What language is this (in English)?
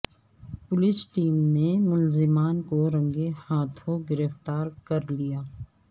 Urdu